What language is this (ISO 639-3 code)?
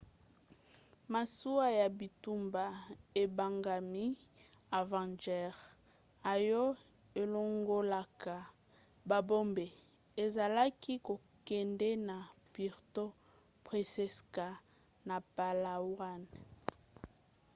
lin